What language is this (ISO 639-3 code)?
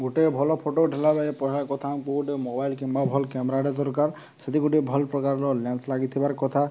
ori